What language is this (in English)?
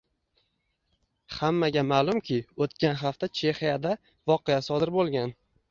Uzbek